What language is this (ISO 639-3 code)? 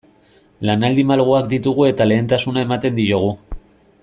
eus